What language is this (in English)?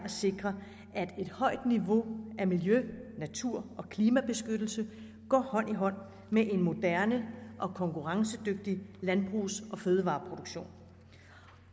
Danish